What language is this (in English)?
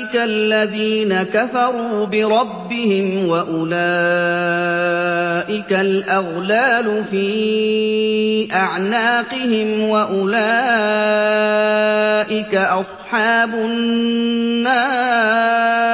Arabic